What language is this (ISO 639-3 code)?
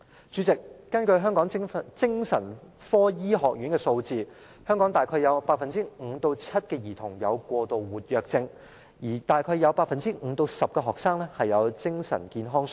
yue